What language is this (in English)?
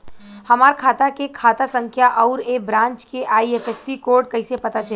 Bhojpuri